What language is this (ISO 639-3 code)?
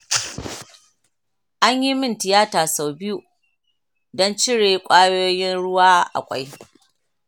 hau